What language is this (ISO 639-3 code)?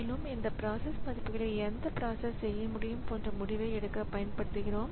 tam